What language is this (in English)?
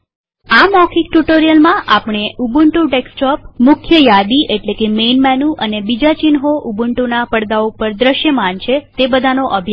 Gujarati